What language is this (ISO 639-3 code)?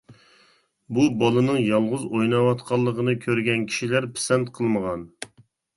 uig